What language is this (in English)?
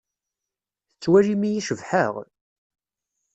Kabyle